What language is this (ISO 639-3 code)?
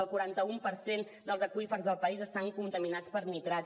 cat